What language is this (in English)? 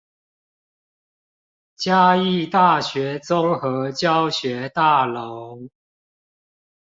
Chinese